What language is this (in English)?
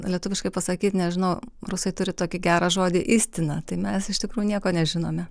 Lithuanian